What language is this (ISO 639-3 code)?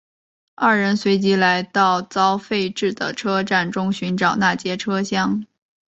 zho